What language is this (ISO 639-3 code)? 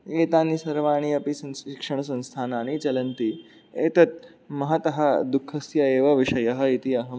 san